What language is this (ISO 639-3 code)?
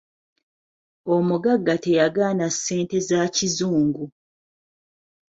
lug